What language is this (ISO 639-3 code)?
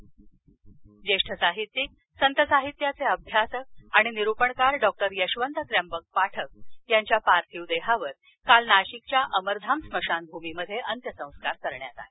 mar